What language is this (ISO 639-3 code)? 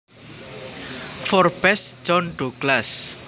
jav